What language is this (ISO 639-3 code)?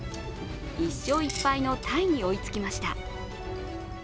jpn